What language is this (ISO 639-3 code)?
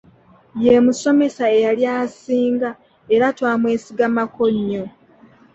lug